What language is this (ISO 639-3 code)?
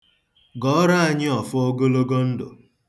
ibo